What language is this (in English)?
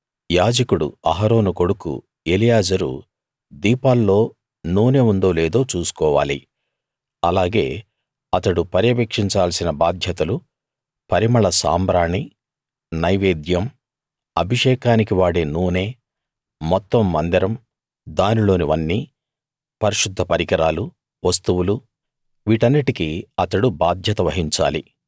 Telugu